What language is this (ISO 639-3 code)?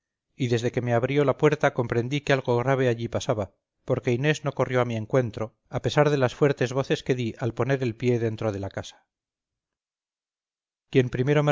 spa